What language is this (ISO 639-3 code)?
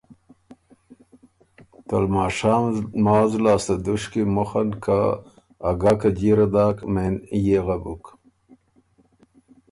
oru